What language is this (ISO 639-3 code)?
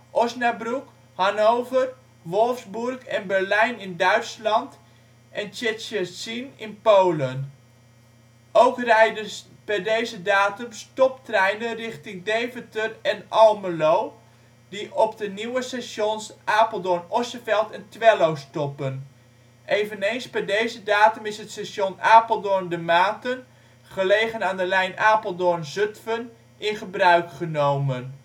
nld